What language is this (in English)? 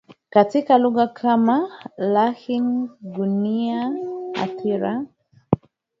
Swahili